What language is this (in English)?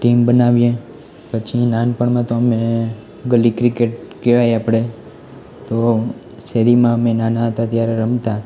Gujarati